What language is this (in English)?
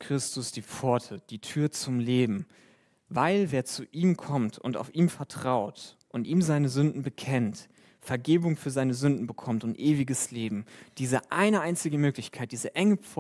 German